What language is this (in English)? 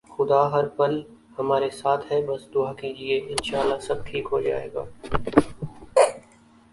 Urdu